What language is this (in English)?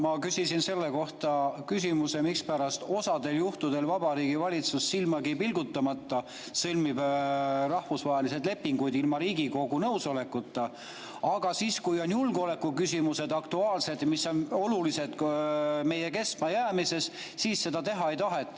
Estonian